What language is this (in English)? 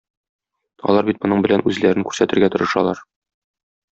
Tatar